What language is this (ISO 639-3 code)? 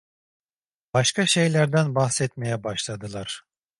tur